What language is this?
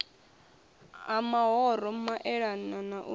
Venda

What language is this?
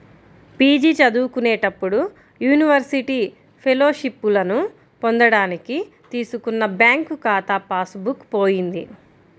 Telugu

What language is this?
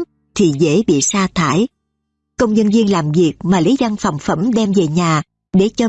Vietnamese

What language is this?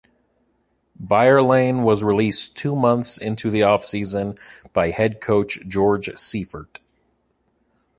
English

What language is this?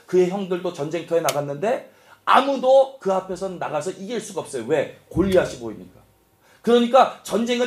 Korean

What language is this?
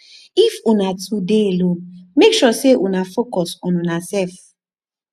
Nigerian Pidgin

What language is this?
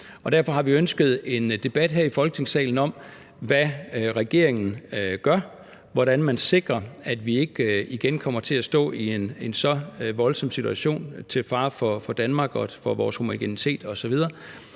Danish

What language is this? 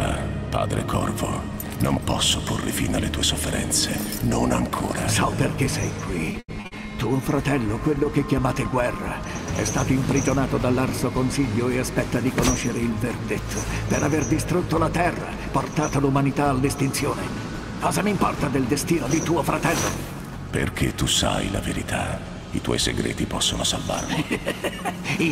Italian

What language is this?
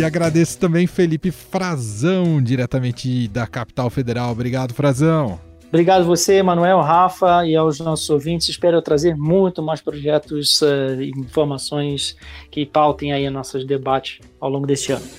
Portuguese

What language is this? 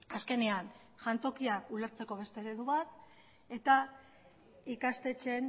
Basque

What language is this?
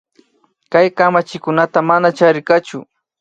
Imbabura Highland Quichua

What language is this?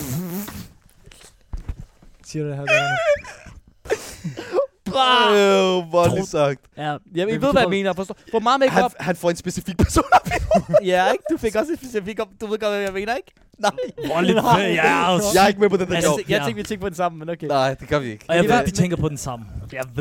Danish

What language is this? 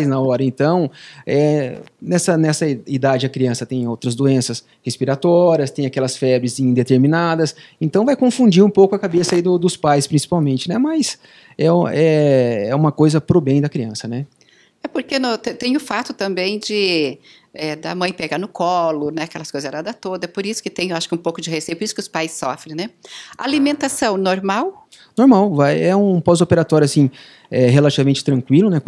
Portuguese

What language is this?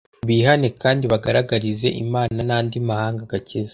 Kinyarwanda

